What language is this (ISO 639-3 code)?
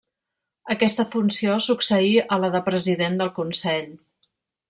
cat